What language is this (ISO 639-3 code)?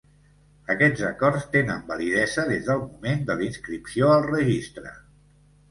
cat